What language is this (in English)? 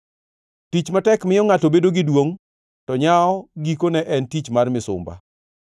Luo (Kenya and Tanzania)